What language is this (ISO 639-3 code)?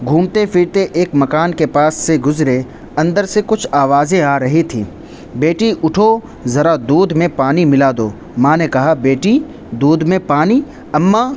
urd